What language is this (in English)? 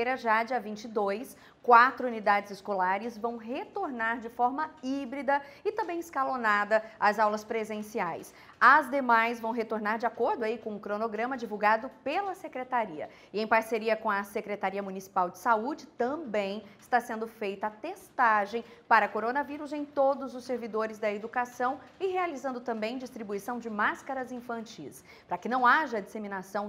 Portuguese